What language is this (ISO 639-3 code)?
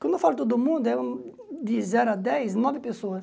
por